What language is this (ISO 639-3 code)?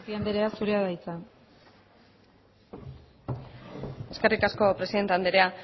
eus